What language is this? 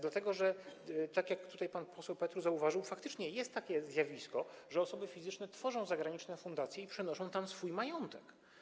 Polish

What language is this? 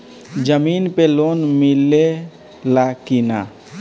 Bhojpuri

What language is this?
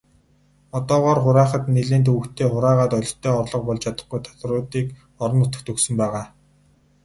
Mongolian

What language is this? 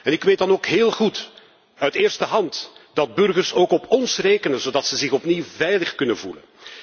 Dutch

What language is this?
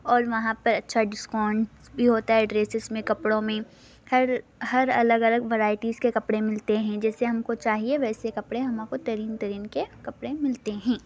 Urdu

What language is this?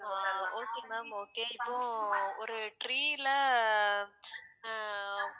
Tamil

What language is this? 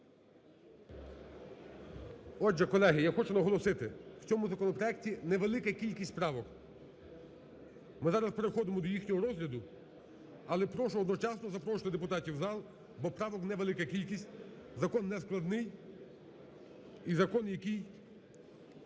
Ukrainian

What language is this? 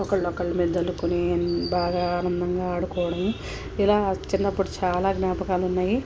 Telugu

